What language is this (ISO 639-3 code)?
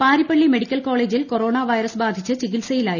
mal